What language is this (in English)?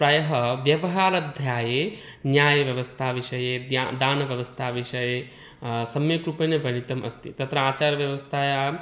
Sanskrit